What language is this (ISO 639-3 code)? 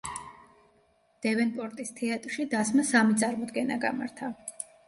kat